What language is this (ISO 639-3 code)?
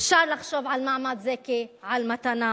heb